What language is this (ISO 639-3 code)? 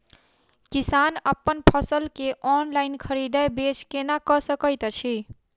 mai